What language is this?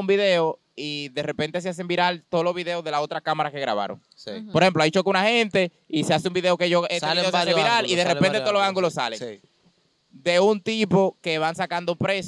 Spanish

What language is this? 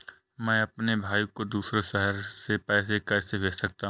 Hindi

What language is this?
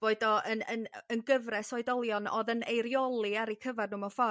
Welsh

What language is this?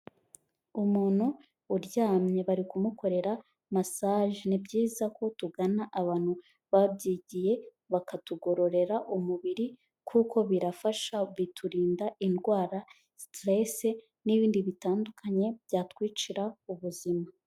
Kinyarwanda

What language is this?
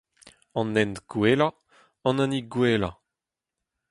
Breton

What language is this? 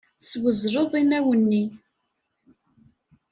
Kabyle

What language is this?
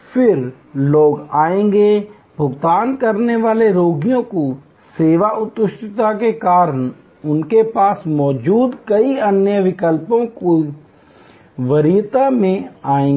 Hindi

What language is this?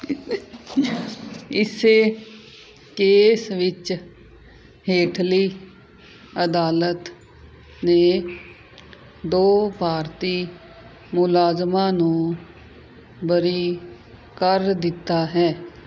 Punjabi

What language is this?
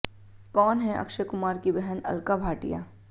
Hindi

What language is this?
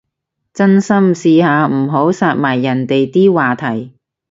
Cantonese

